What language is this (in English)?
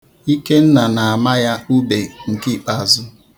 Igbo